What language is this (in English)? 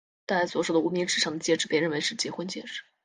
Chinese